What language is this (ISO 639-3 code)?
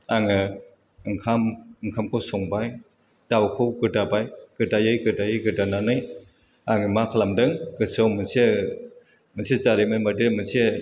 brx